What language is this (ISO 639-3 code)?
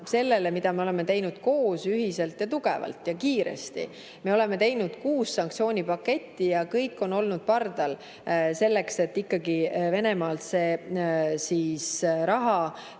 est